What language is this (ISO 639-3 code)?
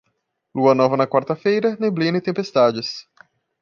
por